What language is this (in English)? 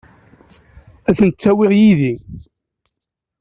Kabyle